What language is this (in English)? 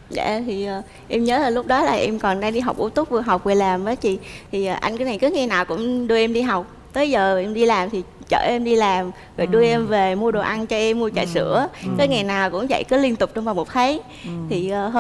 Vietnamese